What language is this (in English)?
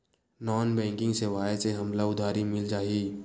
Chhattisgarhi